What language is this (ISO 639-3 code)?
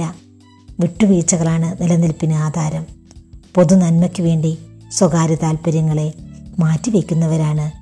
mal